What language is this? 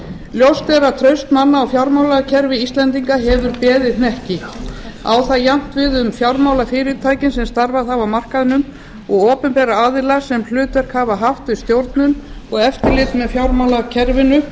Icelandic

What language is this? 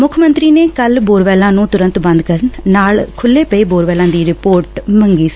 Punjabi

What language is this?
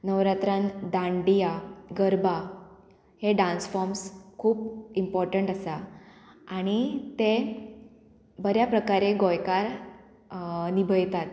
Konkani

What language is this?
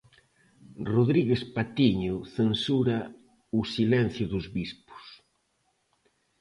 Galician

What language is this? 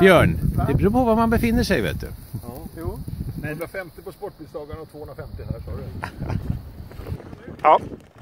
Swedish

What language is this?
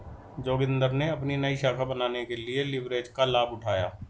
Hindi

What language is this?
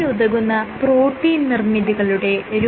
Malayalam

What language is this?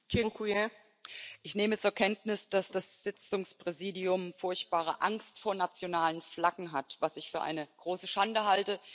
German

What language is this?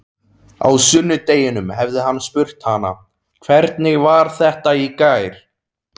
Icelandic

